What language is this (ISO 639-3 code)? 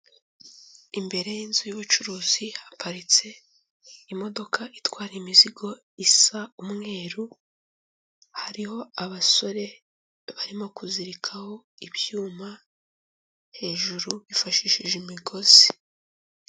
kin